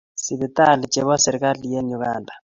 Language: Kalenjin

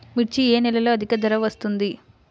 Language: Telugu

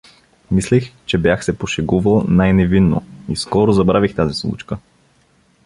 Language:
Bulgarian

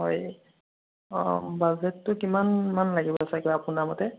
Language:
Assamese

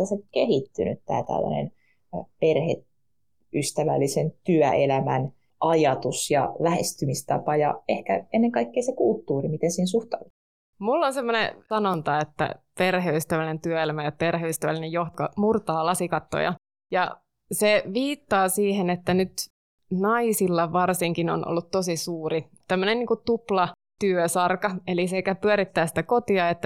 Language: Finnish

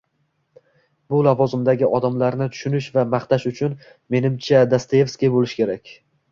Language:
Uzbek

